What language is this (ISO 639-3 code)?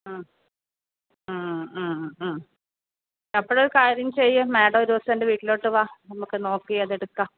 mal